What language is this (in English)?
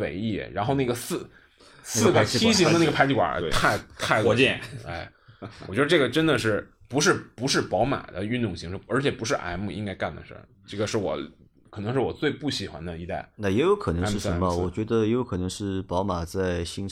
Chinese